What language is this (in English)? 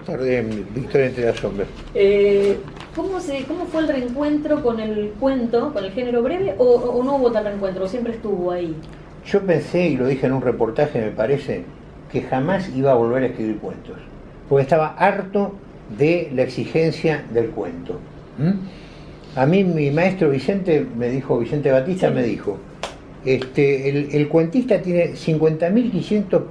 Spanish